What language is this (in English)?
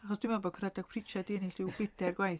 Welsh